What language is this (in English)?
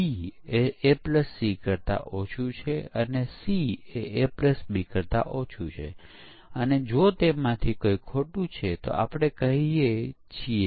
Gujarati